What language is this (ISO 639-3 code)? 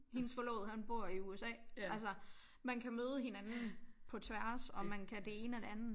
dan